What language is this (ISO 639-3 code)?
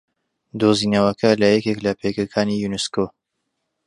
ckb